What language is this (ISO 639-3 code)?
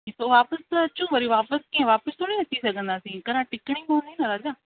snd